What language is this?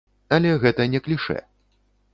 Belarusian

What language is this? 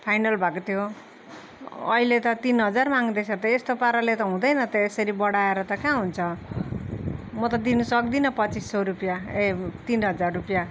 Nepali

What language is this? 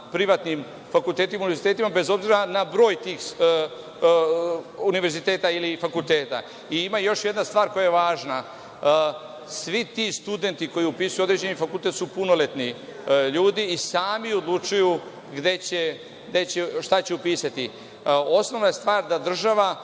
Serbian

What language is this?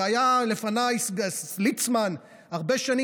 Hebrew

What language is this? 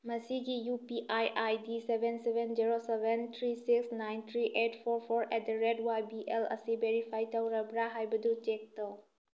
Manipuri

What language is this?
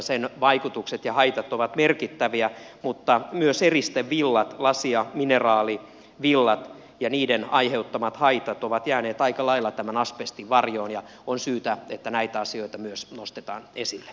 Finnish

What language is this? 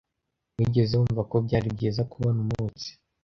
Kinyarwanda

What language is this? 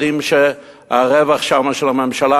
Hebrew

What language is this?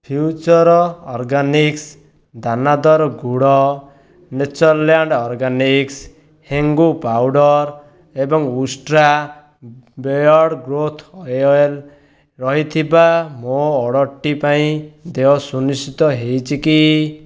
Odia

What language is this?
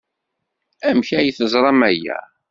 Kabyle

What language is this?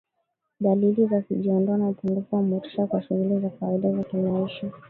Swahili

